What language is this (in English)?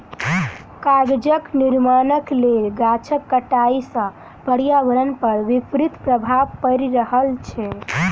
Maithili